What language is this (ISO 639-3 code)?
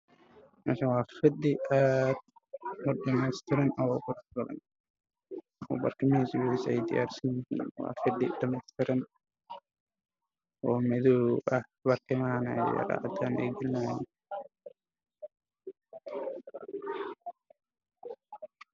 som